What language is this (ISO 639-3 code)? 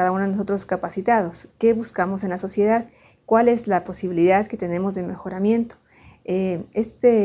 spa